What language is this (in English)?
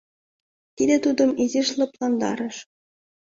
Mari